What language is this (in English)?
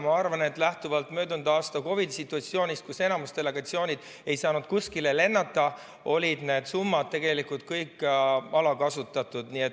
Estonian